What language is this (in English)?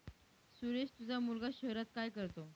Marathi